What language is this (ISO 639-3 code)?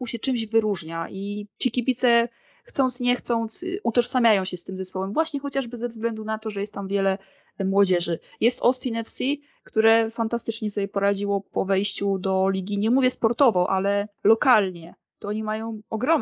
pol